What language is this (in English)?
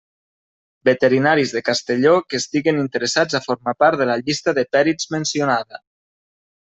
Catalan